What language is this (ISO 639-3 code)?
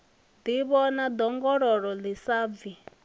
ven